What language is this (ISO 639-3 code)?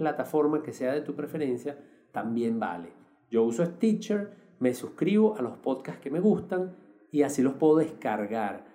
spa